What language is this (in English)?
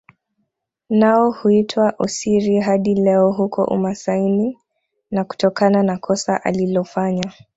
Swahili